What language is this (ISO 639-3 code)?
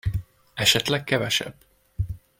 hun